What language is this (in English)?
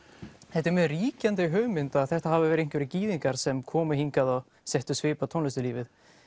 Icelandic